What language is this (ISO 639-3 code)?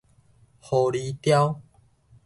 nan